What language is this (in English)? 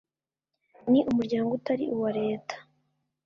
Kinyarwanda